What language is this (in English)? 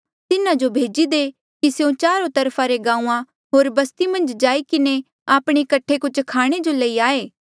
Mandeali